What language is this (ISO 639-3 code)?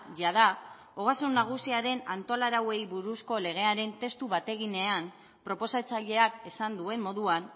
eus